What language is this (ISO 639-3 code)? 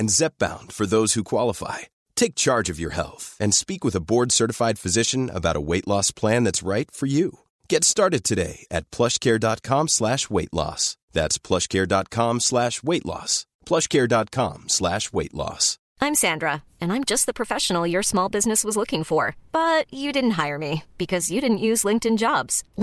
fin